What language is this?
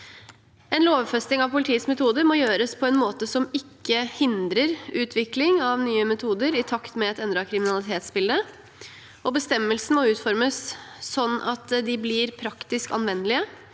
Norwegian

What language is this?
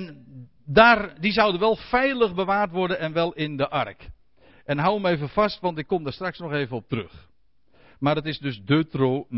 Dutch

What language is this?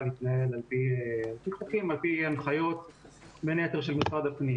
Hebrew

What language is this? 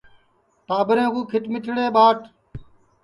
Sansi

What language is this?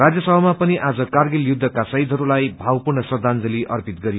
Nepali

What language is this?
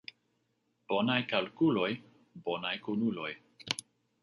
Esperanto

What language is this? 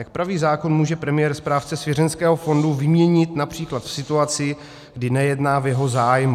Czech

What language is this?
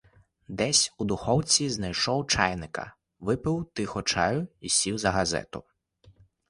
Ukrainian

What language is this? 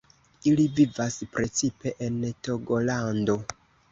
Esperanto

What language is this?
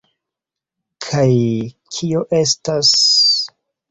Esperanto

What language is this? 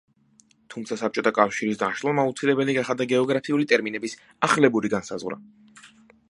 Georgian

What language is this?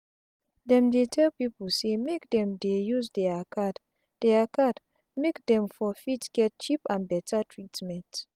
Nigerian Pidgin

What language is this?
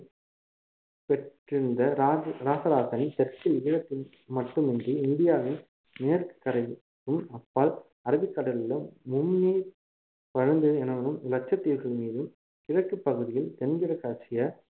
Tamil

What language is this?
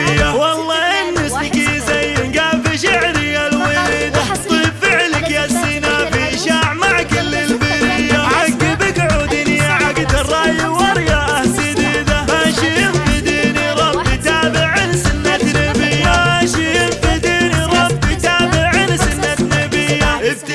Arabic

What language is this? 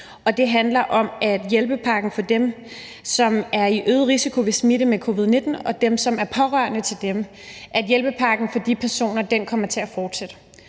Danish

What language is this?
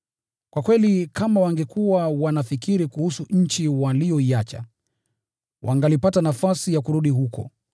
Swahili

